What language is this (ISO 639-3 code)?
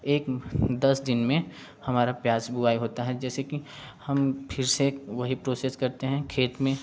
hin